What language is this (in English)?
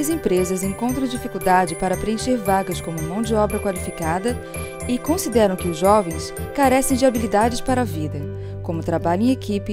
Portuguese